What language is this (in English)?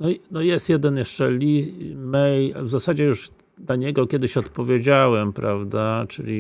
Polish